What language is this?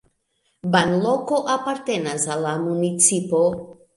Esperanto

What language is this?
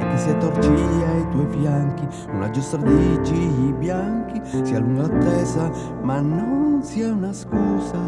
Italian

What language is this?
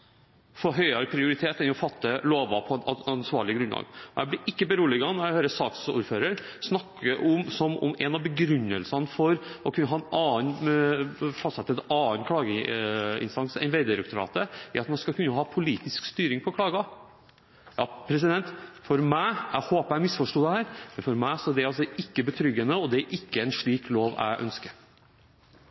Norwegian Bokmål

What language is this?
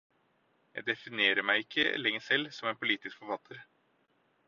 Norwegian Bokmål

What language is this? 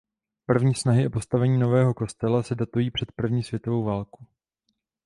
Czech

